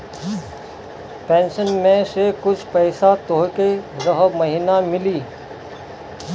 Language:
Bhojpuri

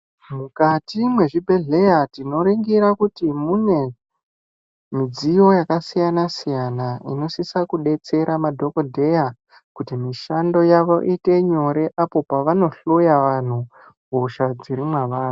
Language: Ndau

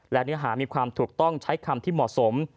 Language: Thai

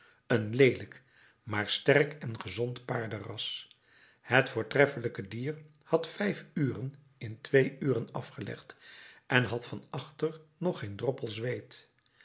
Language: Dutch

